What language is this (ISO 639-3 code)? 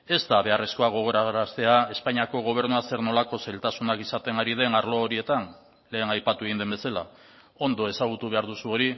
eus